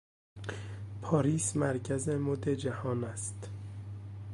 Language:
Persian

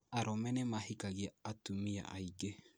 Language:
Kikuyu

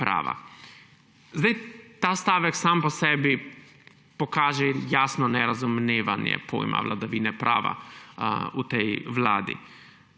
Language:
Slovenian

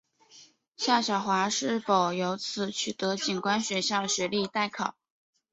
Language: Chinese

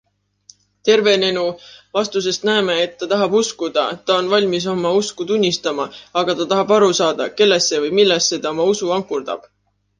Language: Estonian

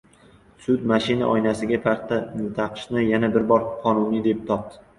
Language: Uzbek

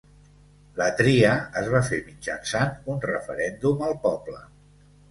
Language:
Catalan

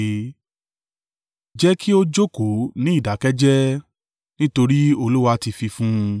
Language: Yoruba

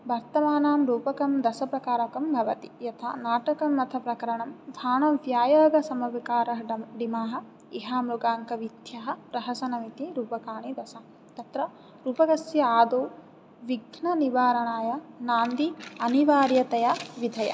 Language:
Sanskrit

